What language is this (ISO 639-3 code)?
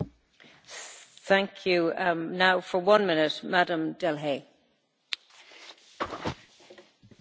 fra